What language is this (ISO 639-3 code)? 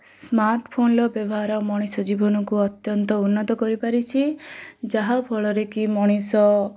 ori